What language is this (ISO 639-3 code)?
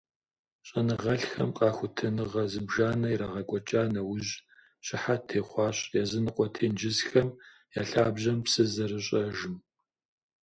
kbd